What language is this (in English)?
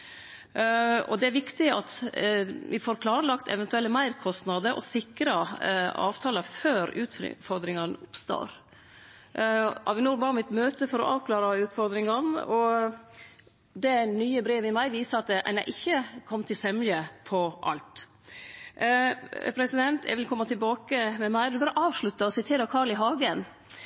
Norwegian Nynorsk